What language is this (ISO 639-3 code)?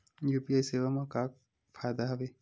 hne